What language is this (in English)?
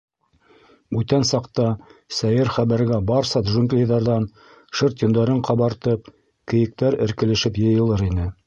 Bashkir